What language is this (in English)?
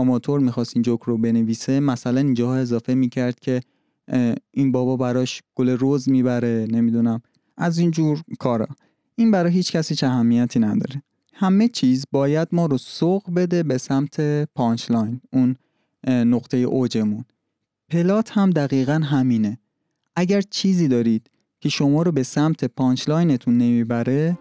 Persian